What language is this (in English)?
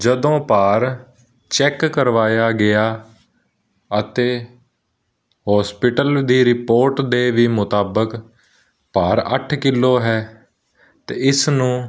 Punjabi